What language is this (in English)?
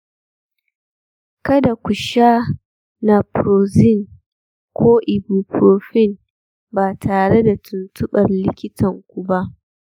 Hausa